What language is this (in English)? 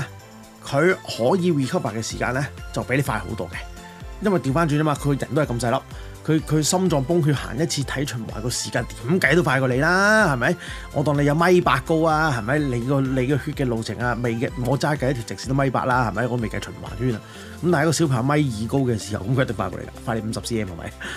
Chinese